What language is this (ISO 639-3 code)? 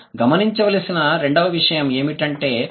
tel